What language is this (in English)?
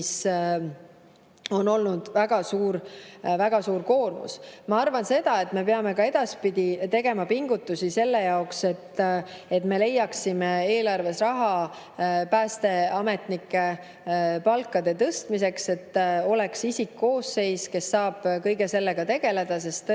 Estonian